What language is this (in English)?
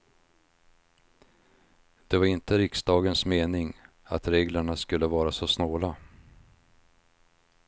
Swedish